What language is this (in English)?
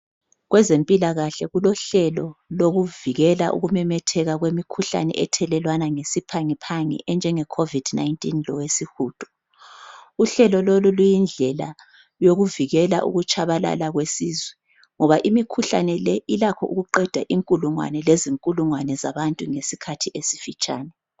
North Ndebele